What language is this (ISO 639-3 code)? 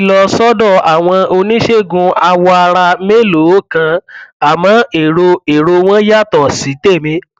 yor